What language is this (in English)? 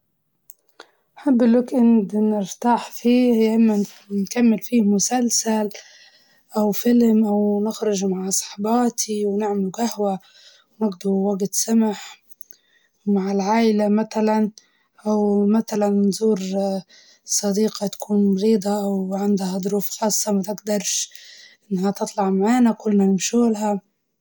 Libyan Arabic